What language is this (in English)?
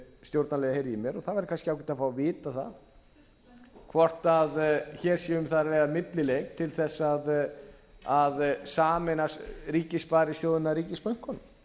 Icelandic